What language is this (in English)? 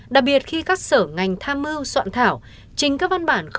Vietnamese